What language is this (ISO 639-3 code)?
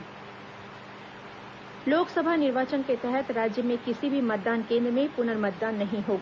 hin